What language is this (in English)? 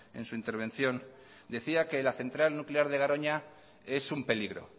Spanish